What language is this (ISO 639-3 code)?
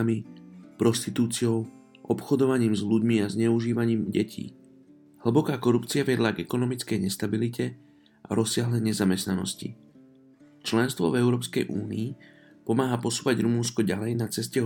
slk